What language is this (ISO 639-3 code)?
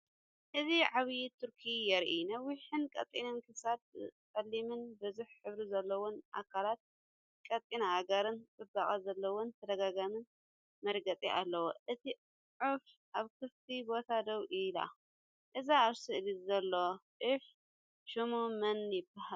tir